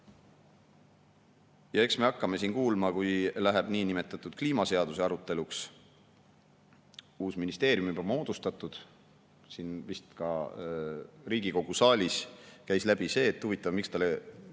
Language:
Estonian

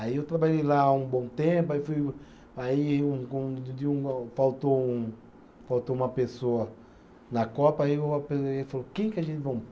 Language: Portuguese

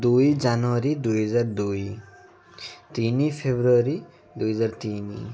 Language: Odia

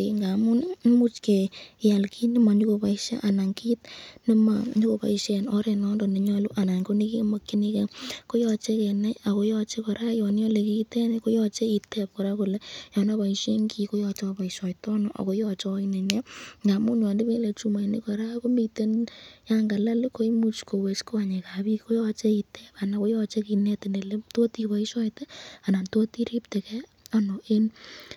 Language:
Kalenjin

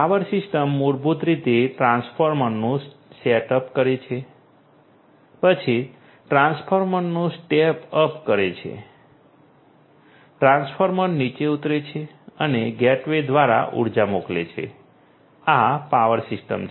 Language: Gujarati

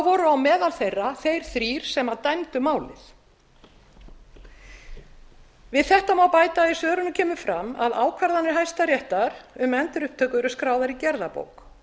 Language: Icelandic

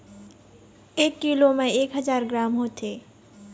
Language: Chhattisgarhi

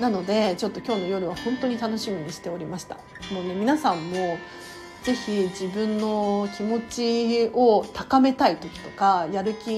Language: Japanese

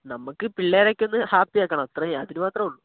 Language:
Malayalam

